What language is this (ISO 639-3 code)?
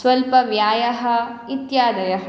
san